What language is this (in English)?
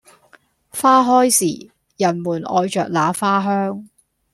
Cantonese